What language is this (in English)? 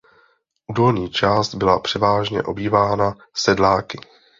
Czech